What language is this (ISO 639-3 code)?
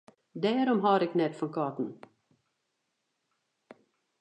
fry